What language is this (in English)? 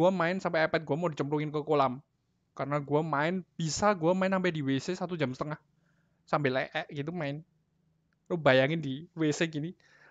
Indonesian